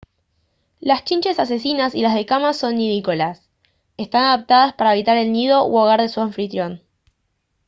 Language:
Spanish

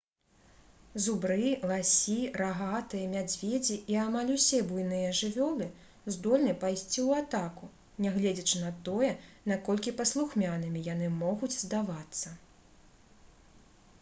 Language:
Belarusian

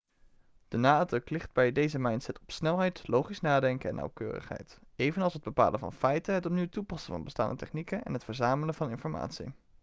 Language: Dutch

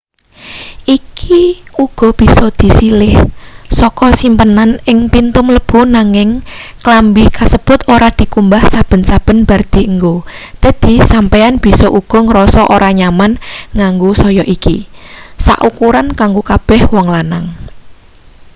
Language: Javanese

